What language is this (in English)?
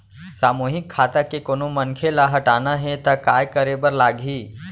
Chhattisgarhi